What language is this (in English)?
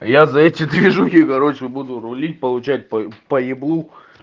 Russian